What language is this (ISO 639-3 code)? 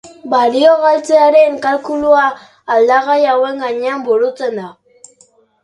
eus